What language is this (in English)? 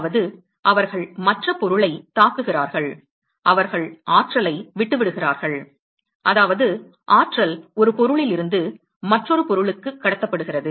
Tamil